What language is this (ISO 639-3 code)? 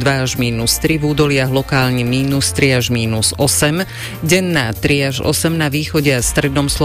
slk